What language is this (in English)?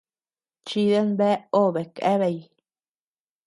Tepeuxila Cuicatec